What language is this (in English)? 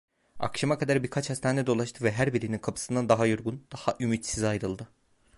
Turkish